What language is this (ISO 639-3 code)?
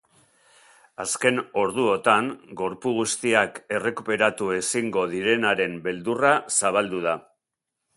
eus